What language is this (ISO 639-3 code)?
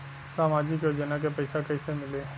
bho